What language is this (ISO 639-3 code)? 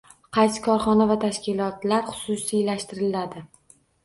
uzb